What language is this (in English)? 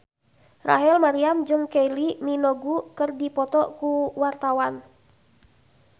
Sundanese